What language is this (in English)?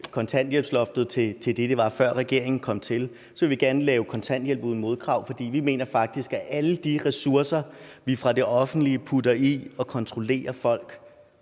Danish